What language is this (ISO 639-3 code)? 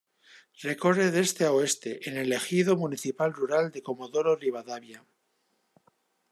spa